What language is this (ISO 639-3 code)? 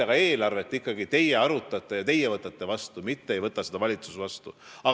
est